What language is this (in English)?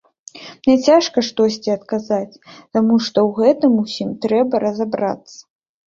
Belarusian